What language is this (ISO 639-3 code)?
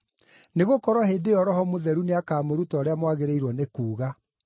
kik